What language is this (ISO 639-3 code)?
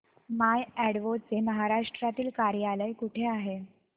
mar